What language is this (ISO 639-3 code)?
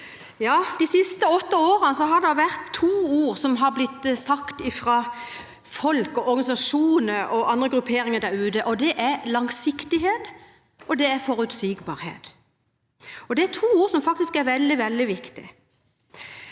nor